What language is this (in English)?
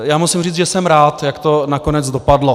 Czech